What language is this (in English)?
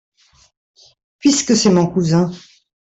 French